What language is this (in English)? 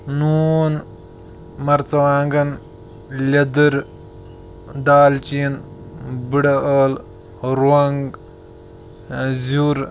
Kashmiri